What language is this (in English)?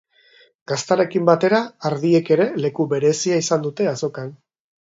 Basque